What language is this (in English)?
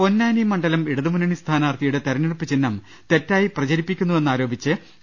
Malayalam